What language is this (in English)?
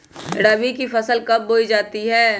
Magahi